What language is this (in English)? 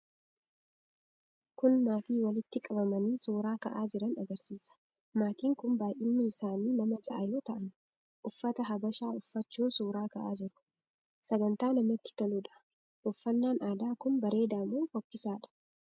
Oromo